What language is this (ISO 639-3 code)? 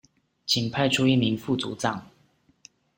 zho